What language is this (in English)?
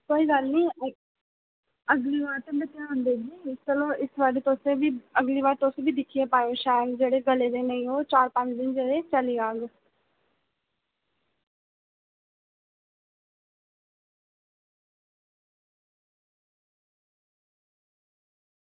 Dogri